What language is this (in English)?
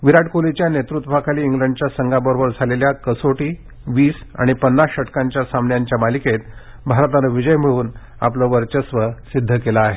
Marathi